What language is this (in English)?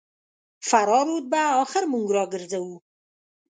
Pashto